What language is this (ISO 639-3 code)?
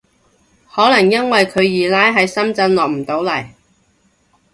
yue